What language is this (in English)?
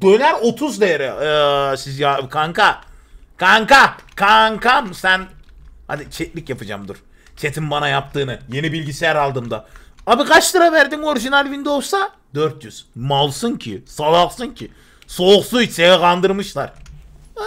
Turkish